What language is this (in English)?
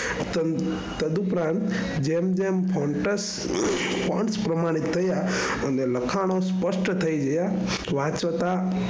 Gujarati